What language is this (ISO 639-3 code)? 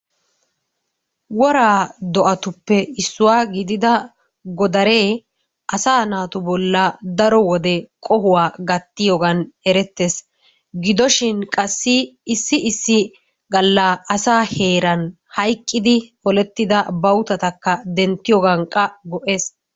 wal